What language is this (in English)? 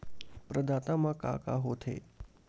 Chhattisgarhi